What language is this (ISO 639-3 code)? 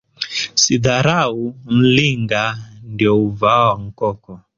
swa